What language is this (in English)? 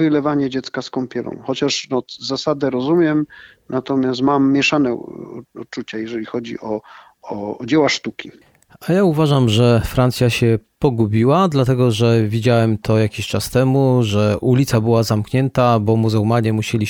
Polish